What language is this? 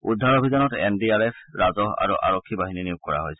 Assamese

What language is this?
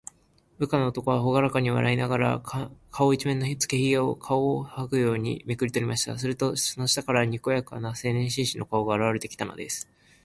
Japanese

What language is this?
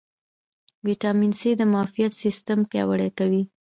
Pashto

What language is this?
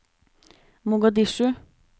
Norwegian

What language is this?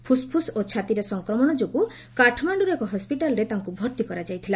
Odia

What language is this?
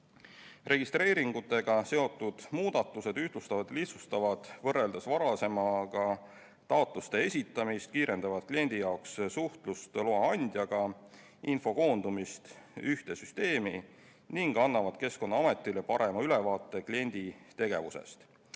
Estonian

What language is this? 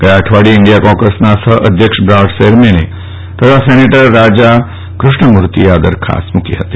Gujarati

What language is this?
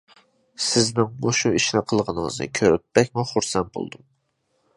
Uyghur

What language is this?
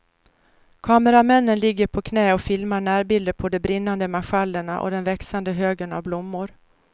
Swedish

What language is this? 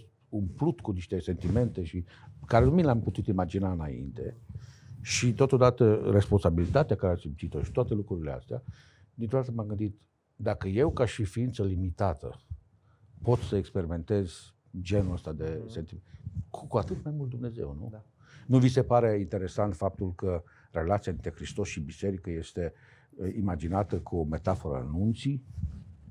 Romanian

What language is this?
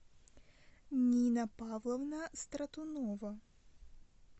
Russian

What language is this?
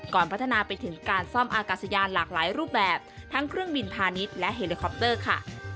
Thai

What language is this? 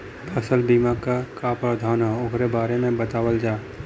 Bhojpuri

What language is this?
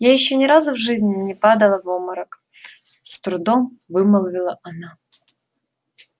Russian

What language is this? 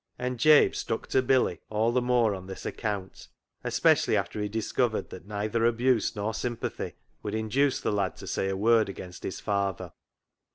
English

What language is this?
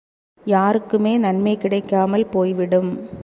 Tamil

